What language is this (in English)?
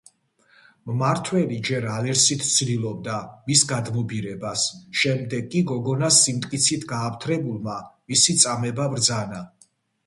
Georgian